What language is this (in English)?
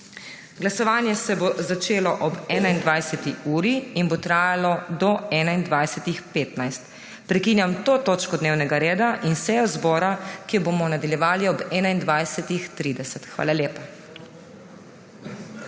Slovenian